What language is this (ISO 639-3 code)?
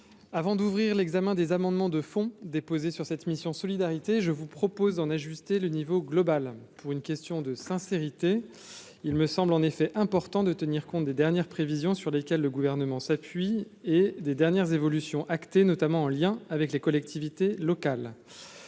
fra